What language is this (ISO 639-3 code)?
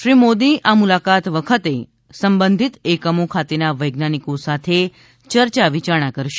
guj